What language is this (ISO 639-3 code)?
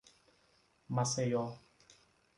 por